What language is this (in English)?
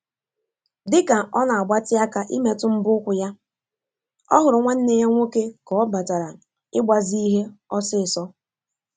Igbo